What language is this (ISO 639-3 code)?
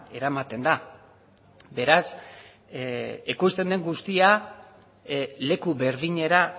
eus